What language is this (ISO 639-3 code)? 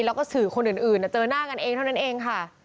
tha